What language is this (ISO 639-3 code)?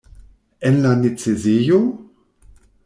epo